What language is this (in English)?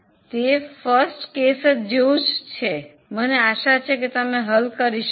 Gujarati